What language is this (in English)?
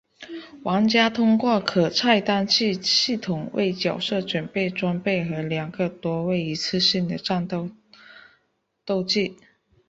Chinese